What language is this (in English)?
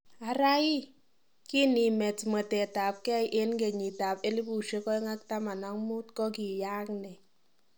Kalenjin